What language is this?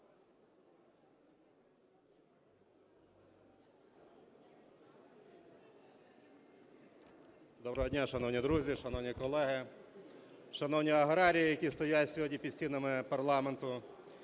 Ukrainian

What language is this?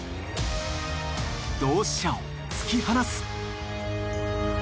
Japanese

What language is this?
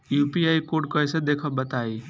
Bhojpuri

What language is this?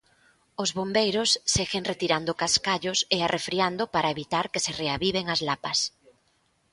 Galician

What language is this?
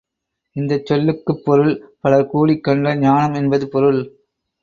Tamil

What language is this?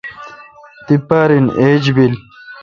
Kalkoti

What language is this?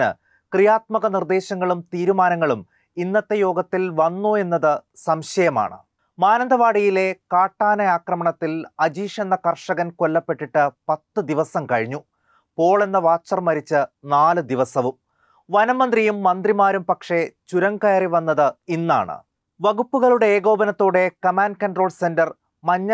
Malayalam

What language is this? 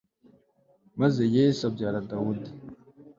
Kinyarwanda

